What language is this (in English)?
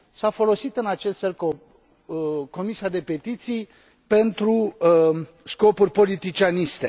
Romanian